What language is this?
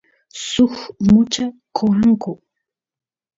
Santiago del Estero Quichua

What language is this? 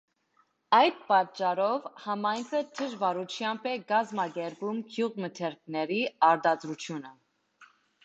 Armenian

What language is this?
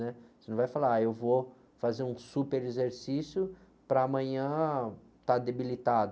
Portuguese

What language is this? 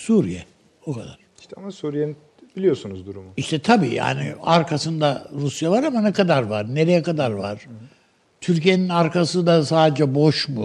Turkish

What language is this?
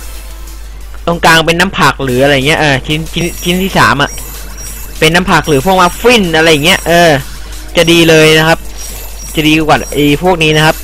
Thai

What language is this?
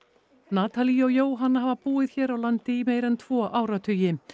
Icelandic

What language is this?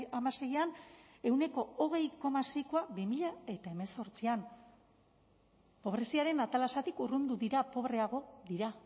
Basque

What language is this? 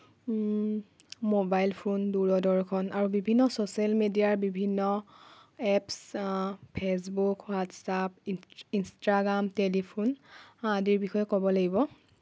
Assamese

